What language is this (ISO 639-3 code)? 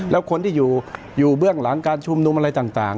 tha